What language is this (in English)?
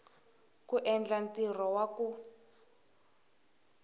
Tsonga